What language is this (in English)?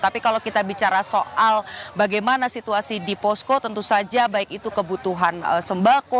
Indonesian